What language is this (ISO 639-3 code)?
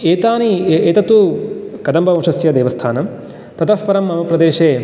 san